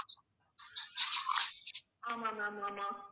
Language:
Tamil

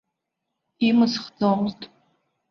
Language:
Abkhazian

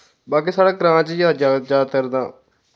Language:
Dogri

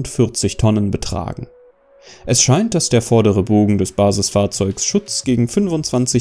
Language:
German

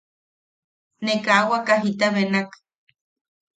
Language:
Yaqui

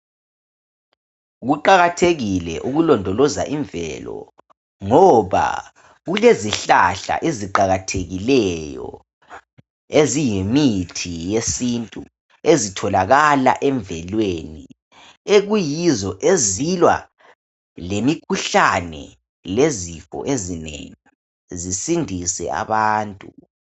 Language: North Ndebele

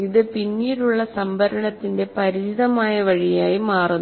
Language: Malayalam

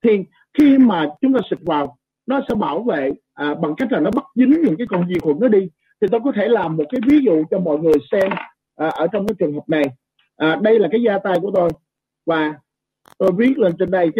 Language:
Vietnamese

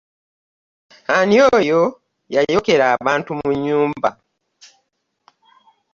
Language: Ganda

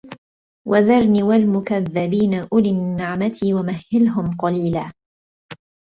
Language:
Arabic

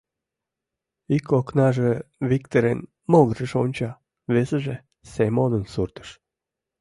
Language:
Mari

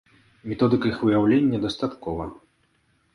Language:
Belarusian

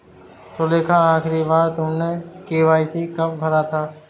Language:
Hindi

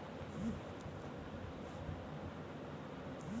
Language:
Bangla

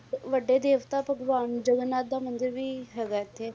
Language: Punjabi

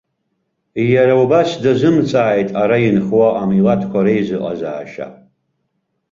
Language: Abkhazian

